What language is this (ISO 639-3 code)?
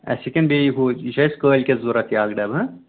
kas